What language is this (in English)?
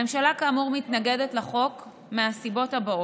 Hebrew